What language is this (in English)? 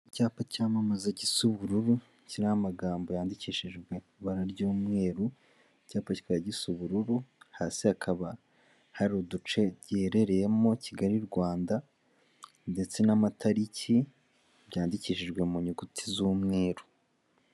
Kinyarwanda